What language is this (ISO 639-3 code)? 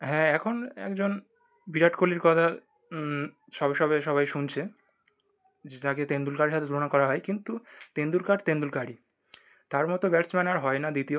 ben